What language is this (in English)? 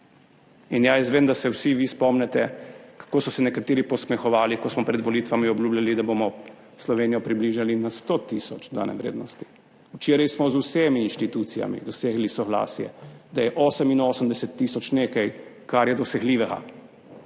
Slovenian